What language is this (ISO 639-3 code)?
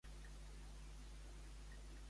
cat